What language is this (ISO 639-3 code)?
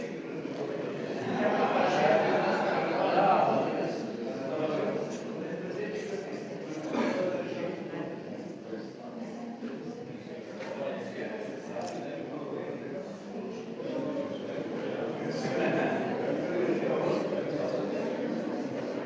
slv